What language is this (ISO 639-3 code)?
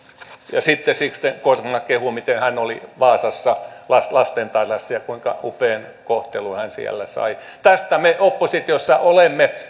fin